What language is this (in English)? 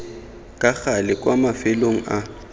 Tswana